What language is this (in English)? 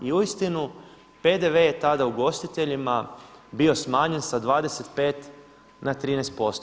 Croatian